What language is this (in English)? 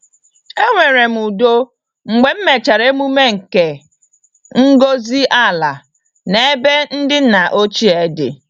Igbo